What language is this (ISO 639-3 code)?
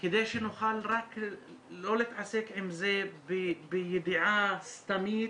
heb